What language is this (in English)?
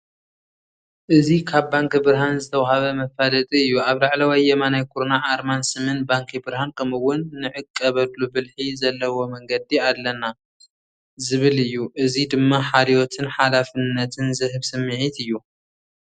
Tigrinya